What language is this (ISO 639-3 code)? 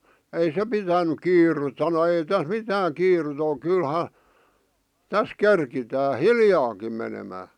fin